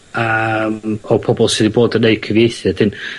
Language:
Welsh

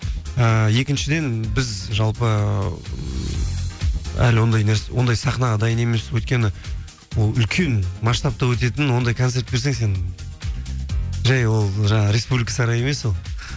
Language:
Kazakh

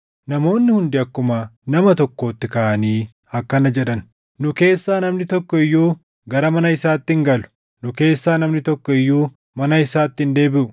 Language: Oromo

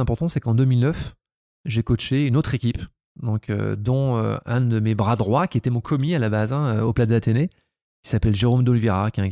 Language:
French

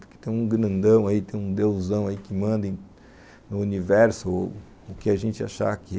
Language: Portuguese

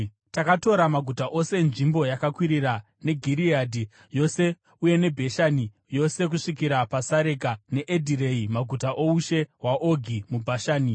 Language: Shona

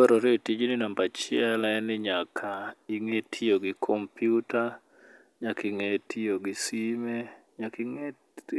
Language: Luo (Kenya and Tanzania)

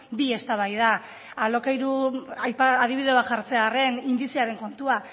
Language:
Basque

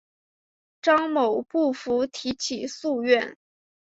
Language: Chinese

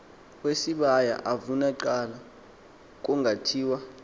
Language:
Xhosa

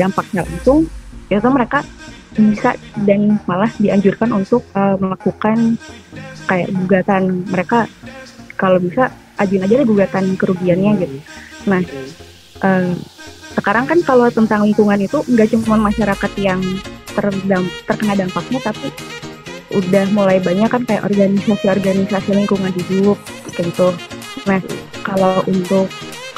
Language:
Indonesian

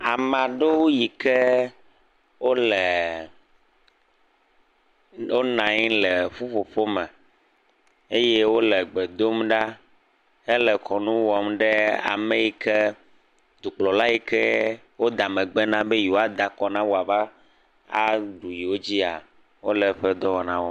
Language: Ewe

